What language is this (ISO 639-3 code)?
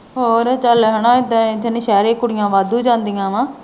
pan